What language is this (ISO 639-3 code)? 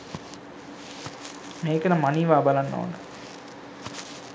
sin